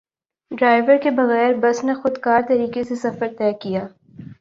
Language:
Urdu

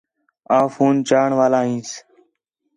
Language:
Khetrani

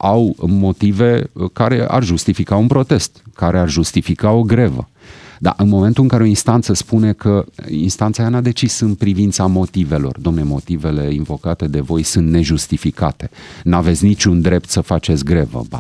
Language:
Romanian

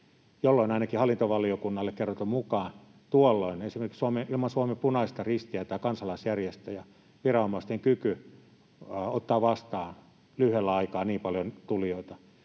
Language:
Finnish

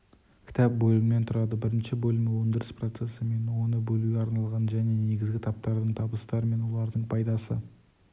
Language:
Kazakh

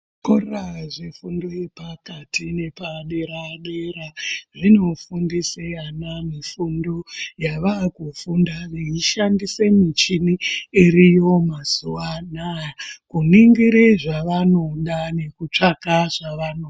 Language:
Ndau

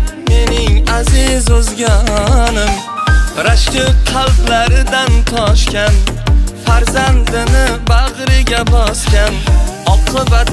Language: Turkish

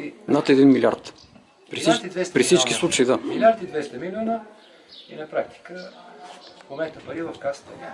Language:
Bulgarian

